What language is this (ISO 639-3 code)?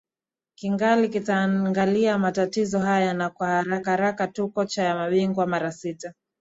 swa